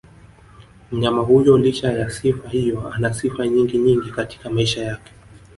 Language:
Swahili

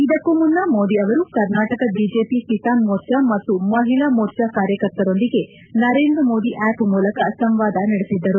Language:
Kannada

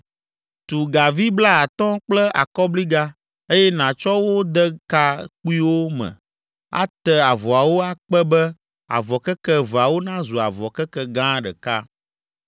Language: Ewe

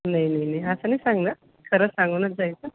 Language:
Marathi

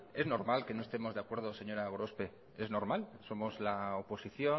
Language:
Spanish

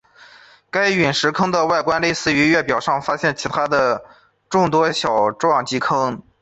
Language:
Chinese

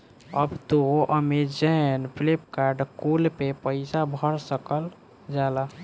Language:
Bhojpuri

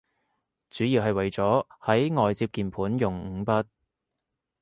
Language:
Cantonese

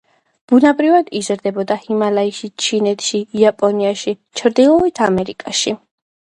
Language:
Georgian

